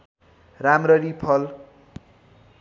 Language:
Nepali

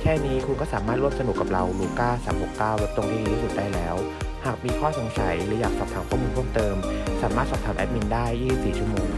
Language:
Thai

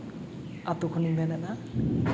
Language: Santali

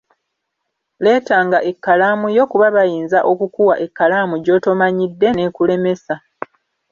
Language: Ganda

